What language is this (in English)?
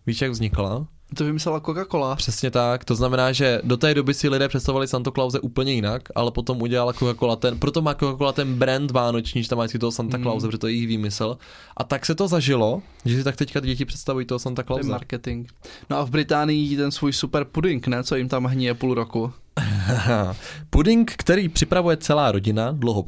Czech